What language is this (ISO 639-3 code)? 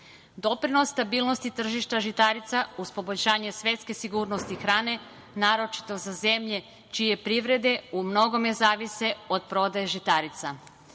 srp